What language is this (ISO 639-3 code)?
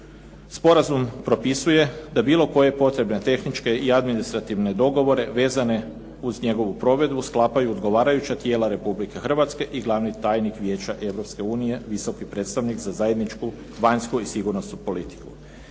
hrv